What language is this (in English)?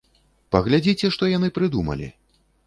Belarusian